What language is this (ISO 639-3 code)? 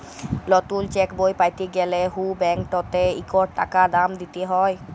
ben